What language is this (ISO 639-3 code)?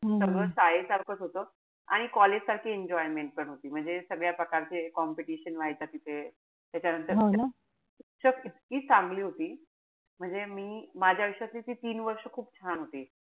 mar